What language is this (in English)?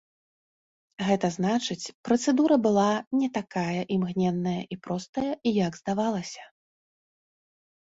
Belarusian